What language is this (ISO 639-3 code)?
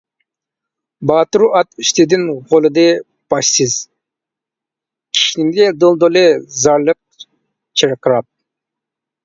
uig